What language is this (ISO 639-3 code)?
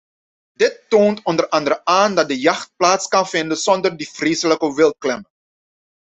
nld